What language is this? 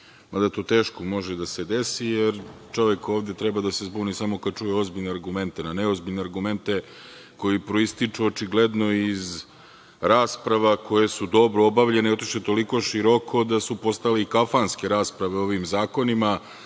Serbian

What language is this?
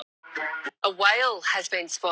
Icelandic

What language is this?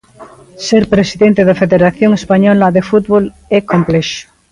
Galician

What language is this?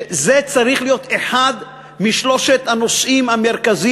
Hebrew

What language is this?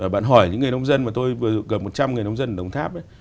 Vietnamese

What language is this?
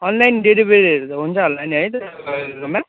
Nepali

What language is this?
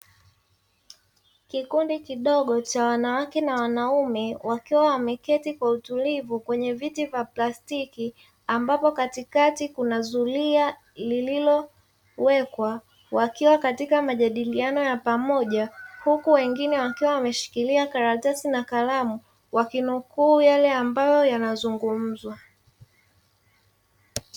Swahili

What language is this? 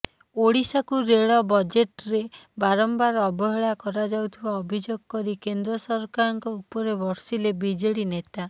Odia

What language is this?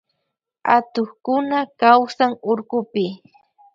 Loja Highland Quichua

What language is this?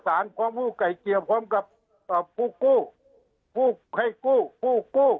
Thai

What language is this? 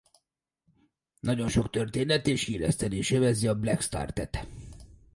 Hungarian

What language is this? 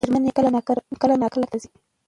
Pashto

